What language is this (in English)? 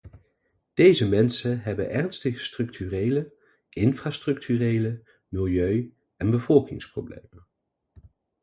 Dutch